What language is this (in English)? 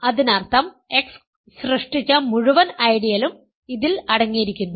Malayalam